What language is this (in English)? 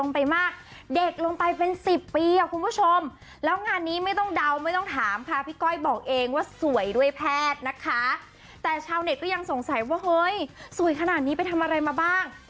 Thai